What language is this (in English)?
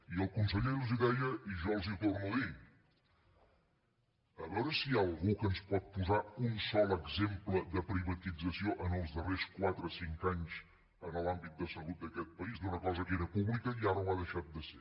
Catalan